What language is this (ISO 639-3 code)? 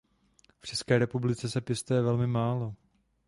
ces